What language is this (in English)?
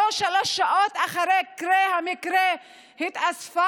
Hebrew